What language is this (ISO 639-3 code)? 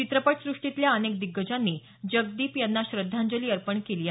mar